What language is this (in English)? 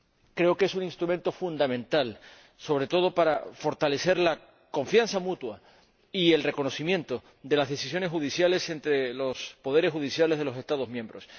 Spanish